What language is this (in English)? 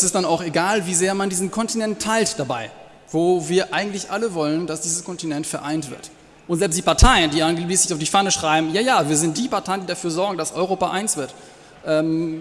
German